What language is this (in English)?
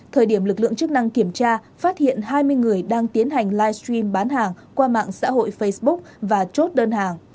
Vietnamese